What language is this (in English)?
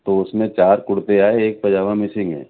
Urdu